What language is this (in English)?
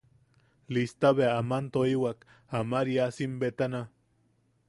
Yaqui